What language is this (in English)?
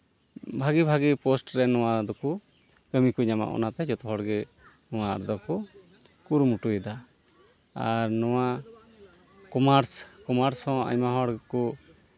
Santali